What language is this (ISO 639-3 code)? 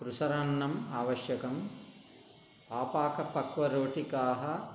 san